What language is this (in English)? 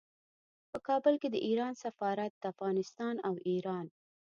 Pashto